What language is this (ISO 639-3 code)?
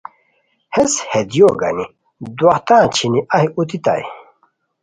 khw